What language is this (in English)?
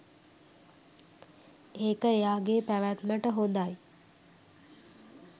Sinhala